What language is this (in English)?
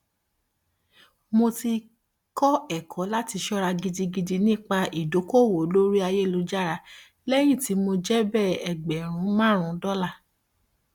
Yoruba